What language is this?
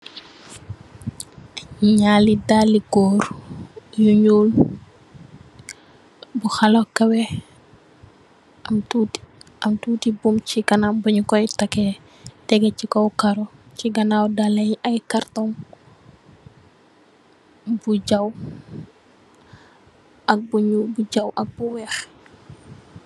Wolof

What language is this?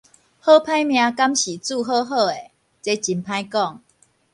Min Nan Chinese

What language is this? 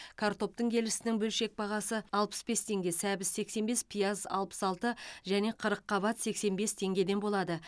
Kazakh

